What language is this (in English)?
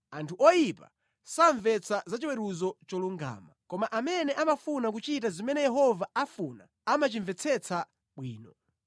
Nyanja